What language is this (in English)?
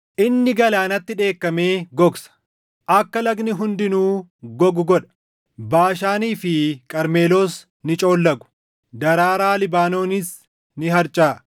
Oromo